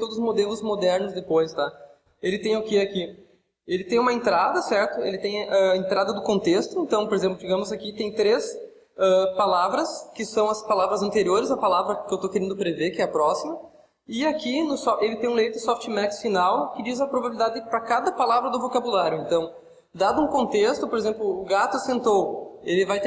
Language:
Portuguese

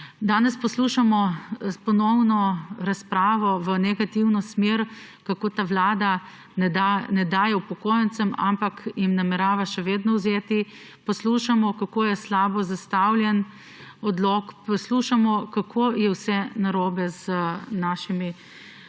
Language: Slovenian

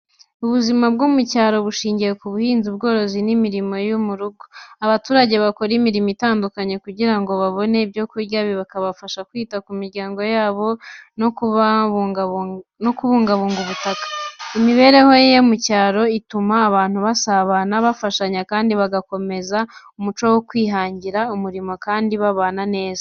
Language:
Kinyarwanda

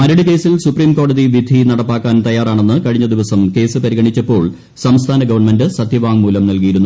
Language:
Malayalam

